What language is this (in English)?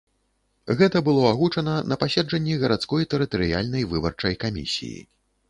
Belarusian